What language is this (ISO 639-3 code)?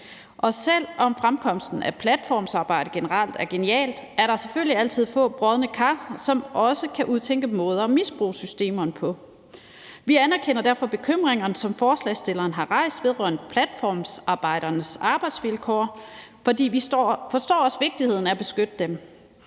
dan